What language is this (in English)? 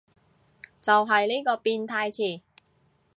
Cantonese